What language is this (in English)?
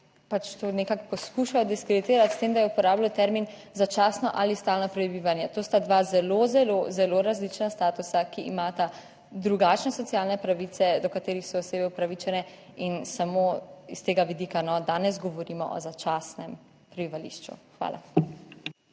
Slovenian